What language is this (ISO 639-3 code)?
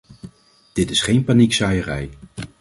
nld